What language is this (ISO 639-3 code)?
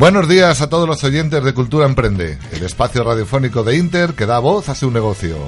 spa